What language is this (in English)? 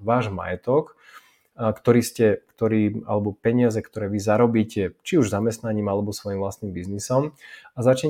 Slovak